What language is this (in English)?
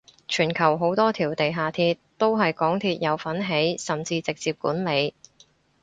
Cantonese